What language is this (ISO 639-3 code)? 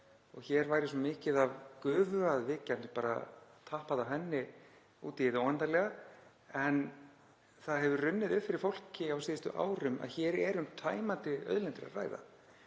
isl